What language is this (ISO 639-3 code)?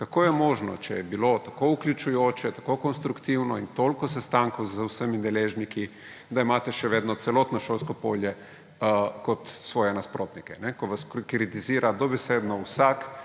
slv